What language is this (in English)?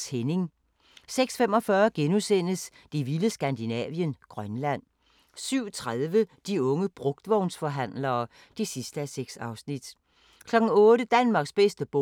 Danish